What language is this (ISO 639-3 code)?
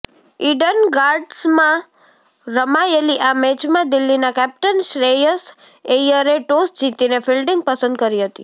guj